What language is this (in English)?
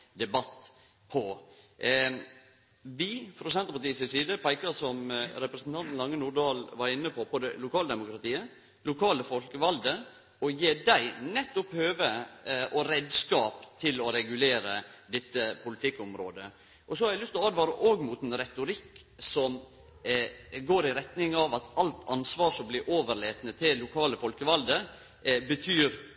Norwegian Nynorsk